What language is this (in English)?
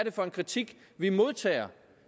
Danish